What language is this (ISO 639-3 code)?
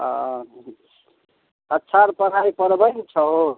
mai